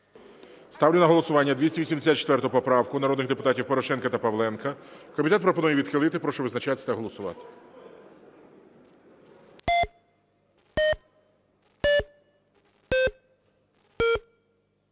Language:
Ukrainian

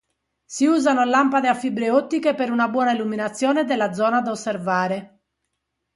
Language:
Italian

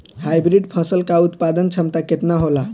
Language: Bhojpuri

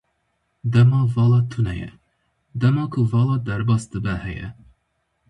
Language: Kurdish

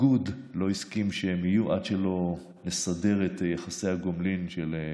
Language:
Hebrew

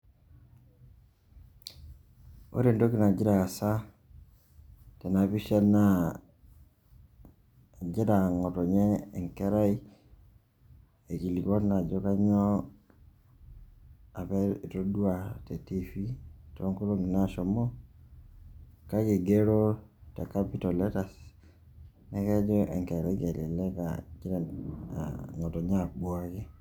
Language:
Masai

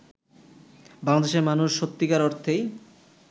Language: Bangla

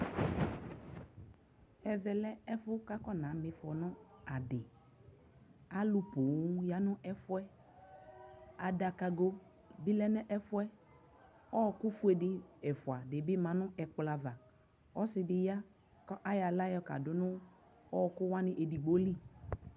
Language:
Ikposo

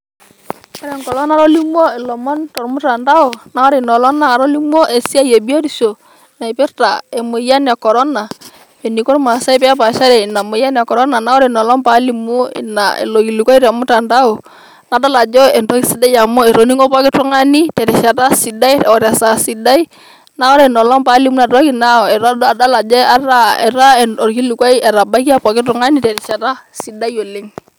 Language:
Masai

